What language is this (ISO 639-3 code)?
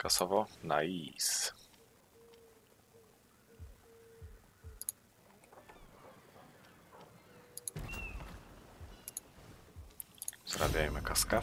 pol